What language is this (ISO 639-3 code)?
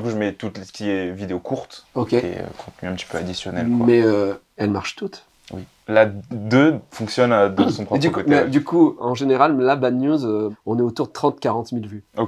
fra